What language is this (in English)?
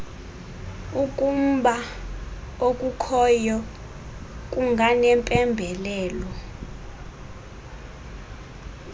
Xhosa